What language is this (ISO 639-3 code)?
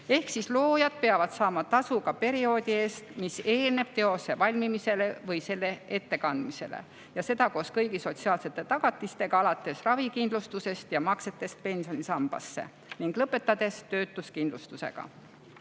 est